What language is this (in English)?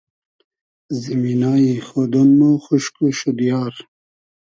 Hazaragi